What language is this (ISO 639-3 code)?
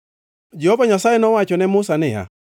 luo